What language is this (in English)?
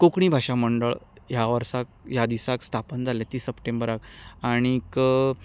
Konkani